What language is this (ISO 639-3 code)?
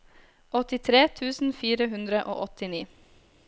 nor